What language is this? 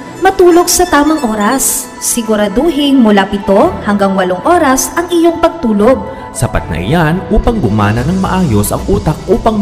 Filipino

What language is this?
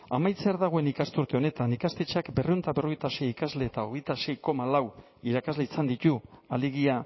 Basque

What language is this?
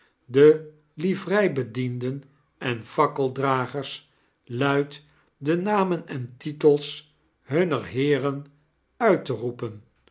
Dutch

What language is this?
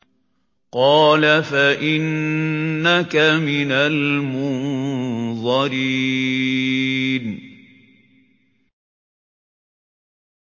Arabic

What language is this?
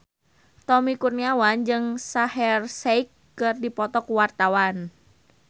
Sundanese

